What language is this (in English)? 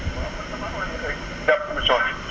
Wolof